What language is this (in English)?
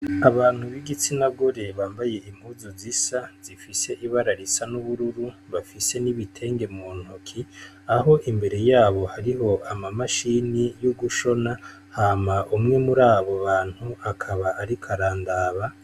Rundi